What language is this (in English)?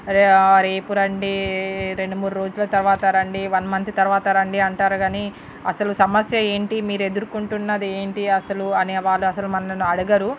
Telugu